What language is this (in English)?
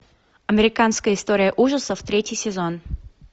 Russian